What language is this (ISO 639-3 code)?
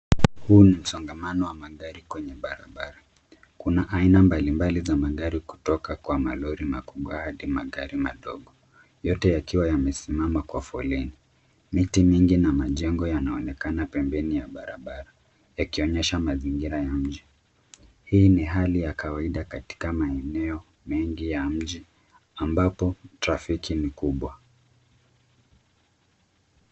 swa